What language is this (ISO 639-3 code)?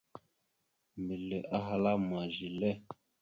mxu